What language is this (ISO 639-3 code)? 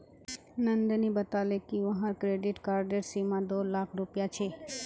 mag